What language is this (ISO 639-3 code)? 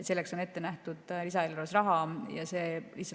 est